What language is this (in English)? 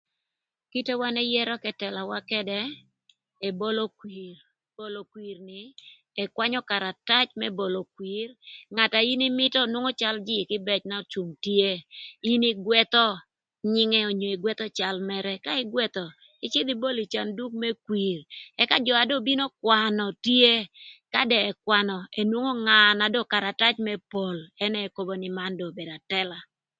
Thur